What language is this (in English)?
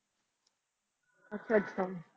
Punjabi